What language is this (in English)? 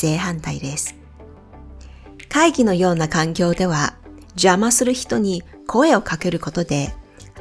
Japanese